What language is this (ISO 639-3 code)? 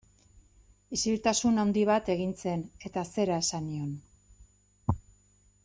eus